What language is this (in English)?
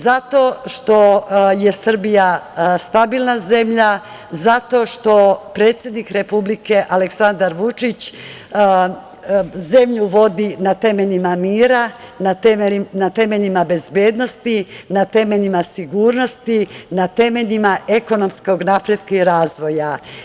Serbian